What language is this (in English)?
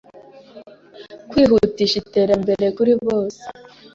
Kinyarwanda